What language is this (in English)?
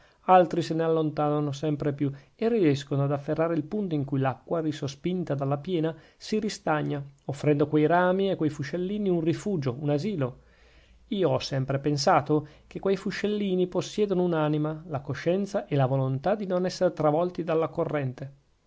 Italian